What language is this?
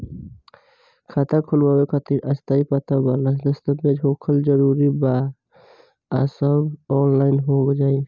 Bhojpuri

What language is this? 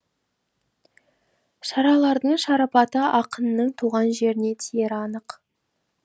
Kazakh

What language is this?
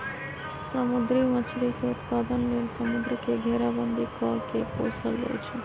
Magahi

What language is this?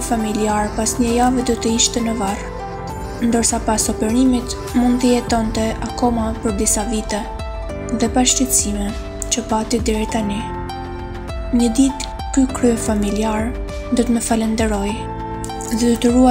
Romanian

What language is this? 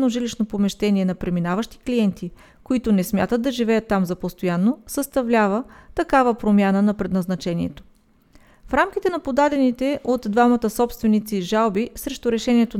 Bulgarian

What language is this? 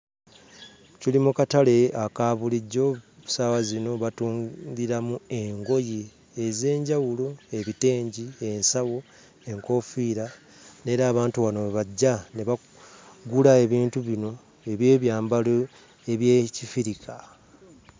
Ganda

